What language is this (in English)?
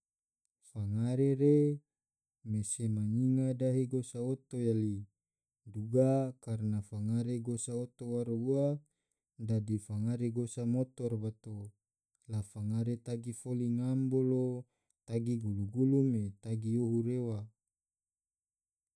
Tidore